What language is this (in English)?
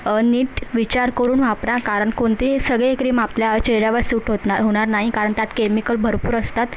Marathi